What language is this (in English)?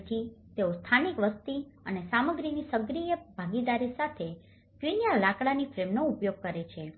Gujarati